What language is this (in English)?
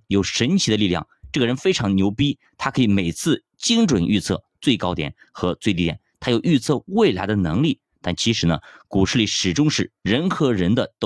Chinese